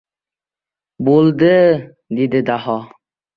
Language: Uzbek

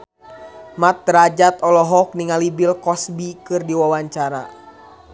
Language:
Sundanese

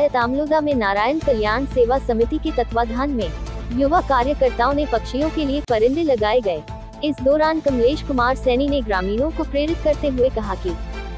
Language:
Hindi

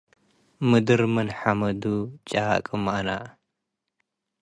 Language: Tigre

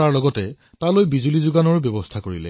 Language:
Assamese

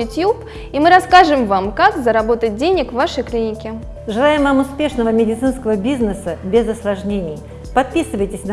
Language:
Russian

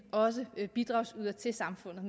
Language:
Danish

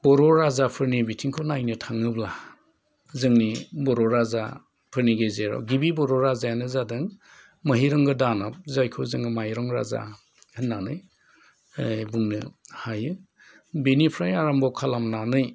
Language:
Bodo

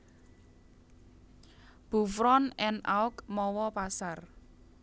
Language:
Javanese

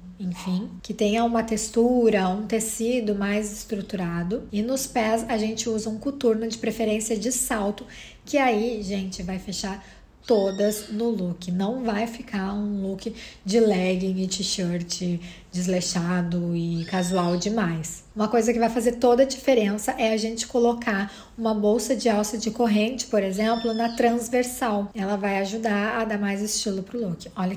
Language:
Portuguese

